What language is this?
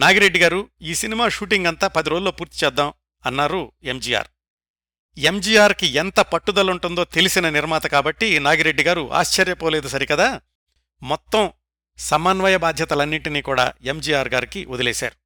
Telugu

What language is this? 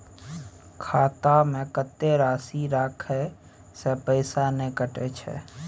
Maithili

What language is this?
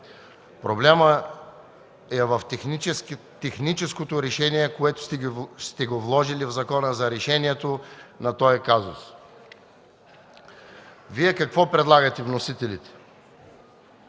Bulgarian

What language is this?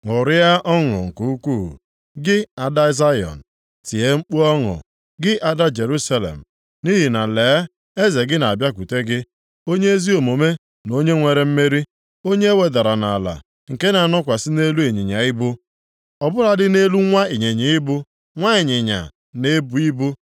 Igbo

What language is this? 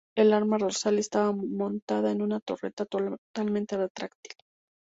Spanish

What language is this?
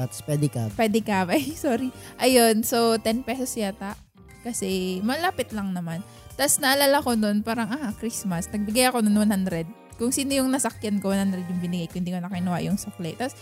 Filipino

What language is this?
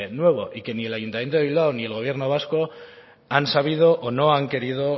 Spanish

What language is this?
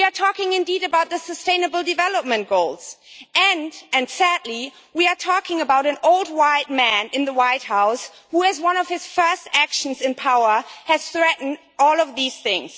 English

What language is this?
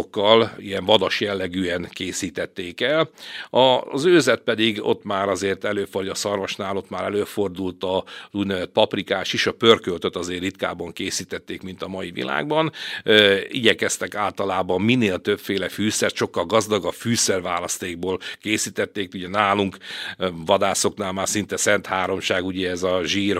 Hungarian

